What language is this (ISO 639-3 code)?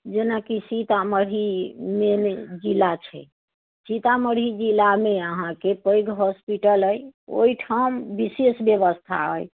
mai